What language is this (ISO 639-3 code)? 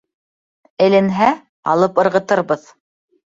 bak